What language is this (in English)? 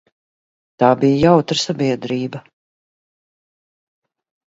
Latvian